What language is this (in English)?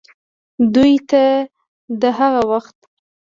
Pashto